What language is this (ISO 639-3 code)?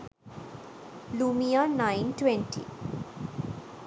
sin